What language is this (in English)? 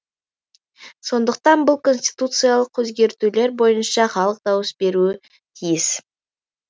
Kazakh